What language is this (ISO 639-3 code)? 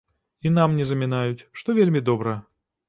bel